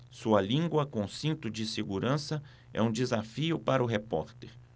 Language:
Portuguese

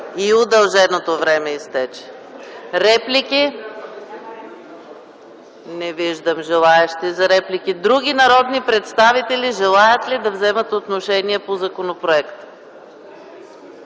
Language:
Bulgarian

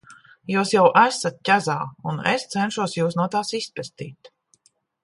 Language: Latvian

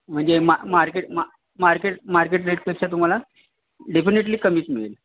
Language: Marathi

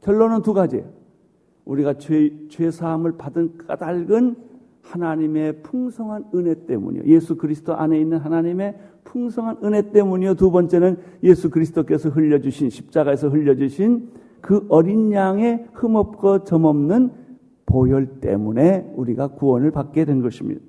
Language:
Korean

